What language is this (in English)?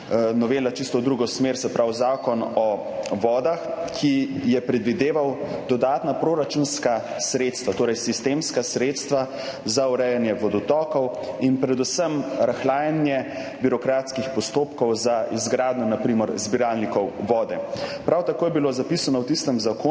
Slovenian